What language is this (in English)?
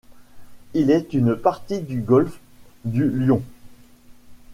French